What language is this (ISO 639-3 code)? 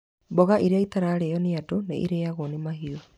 kik